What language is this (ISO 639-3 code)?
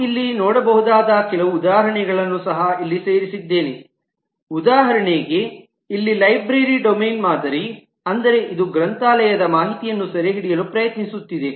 kan